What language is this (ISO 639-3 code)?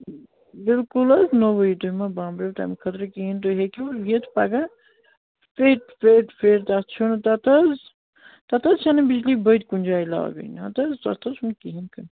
kas